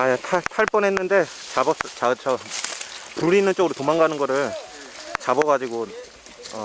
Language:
Korean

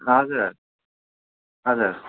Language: Nepali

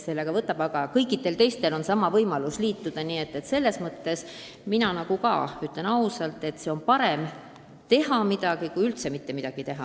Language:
Estonian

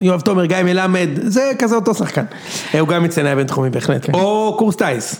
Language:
Hebrew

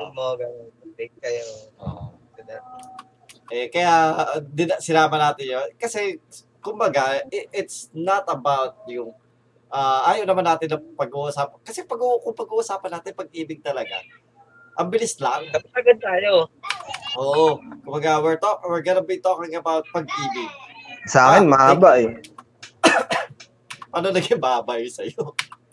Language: Filipino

